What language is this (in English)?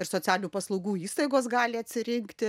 Lithuanian